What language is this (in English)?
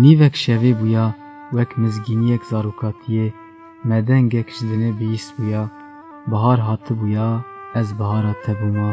Kurdish